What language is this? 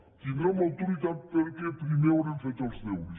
Catalan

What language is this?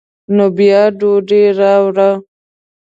Pashto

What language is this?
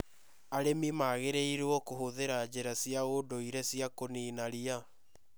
Kikuyu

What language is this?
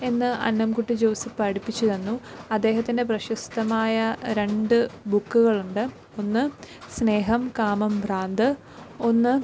Malayalam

